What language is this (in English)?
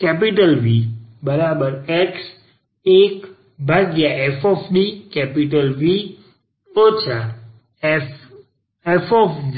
Gujarati